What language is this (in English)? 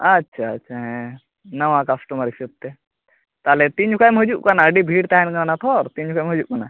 Santali